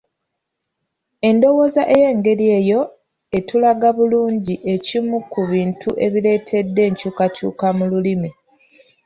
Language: Ganda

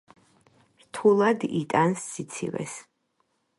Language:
Georgian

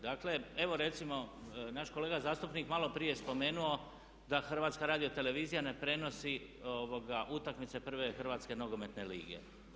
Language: Croatian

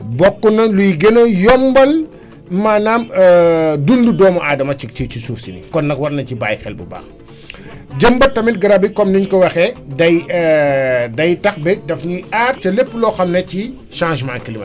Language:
Wolof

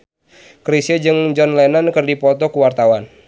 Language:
Sundanese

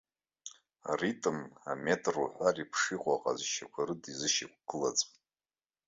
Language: Abkhazian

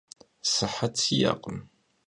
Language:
Kabardian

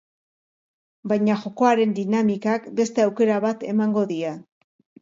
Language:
Basque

